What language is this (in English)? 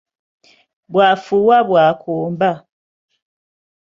Ganda